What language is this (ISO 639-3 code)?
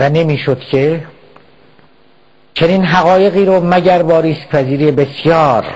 fas